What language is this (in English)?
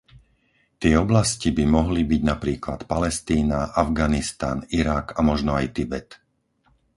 Slovak